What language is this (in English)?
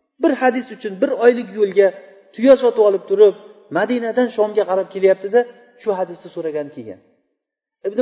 Bulgarian